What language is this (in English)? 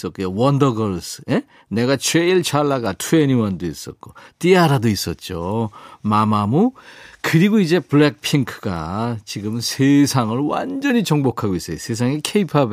Korean